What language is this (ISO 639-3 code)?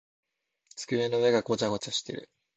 jpn